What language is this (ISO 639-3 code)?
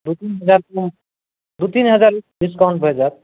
mai